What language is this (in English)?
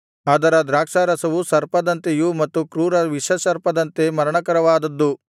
Kannada